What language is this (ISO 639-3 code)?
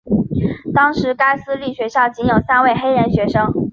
zho